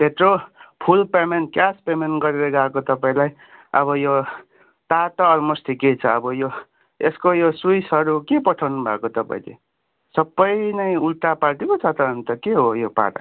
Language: Nepali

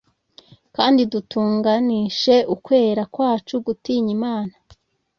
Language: Kinyarwanda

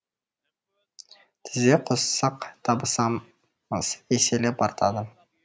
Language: Kazakh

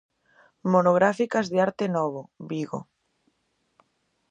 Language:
Galician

